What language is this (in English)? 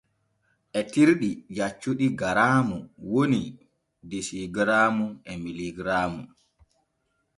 Borgu Fulfulde